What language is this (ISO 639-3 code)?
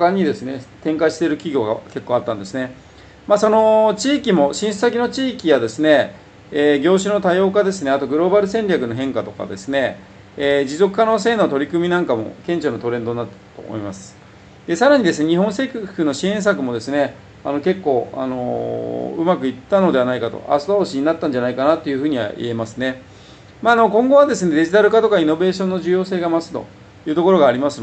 jpn